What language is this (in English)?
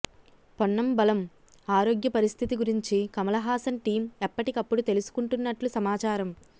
Telugu